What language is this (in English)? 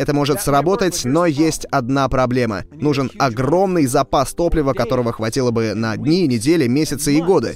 Russian